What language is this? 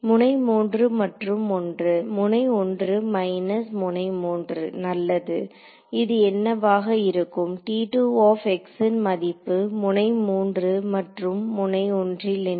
Tamil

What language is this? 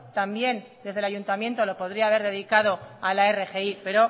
Spanish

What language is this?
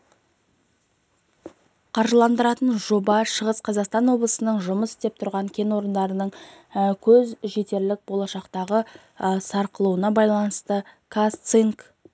Kazakh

